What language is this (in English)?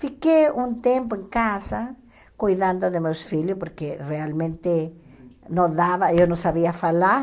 Portuguese